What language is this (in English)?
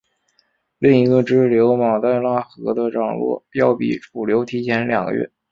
Chinese